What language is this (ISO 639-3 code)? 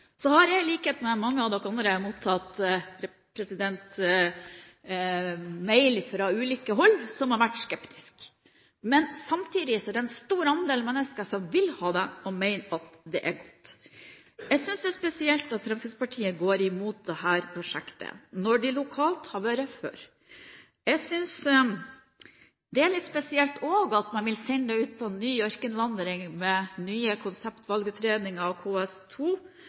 nob